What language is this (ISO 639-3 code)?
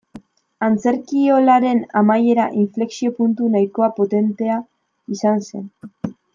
eus